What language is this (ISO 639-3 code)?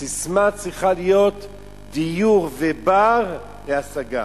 heb